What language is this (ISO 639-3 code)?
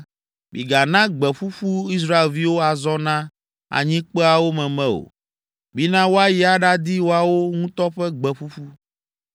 ewe